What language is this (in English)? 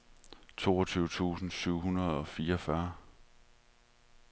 Danish